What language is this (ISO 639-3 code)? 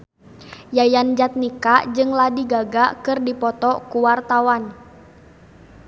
sun